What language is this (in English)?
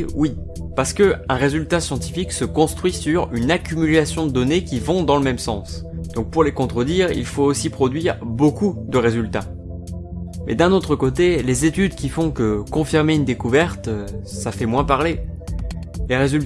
French